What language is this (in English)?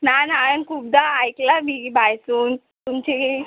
Konkani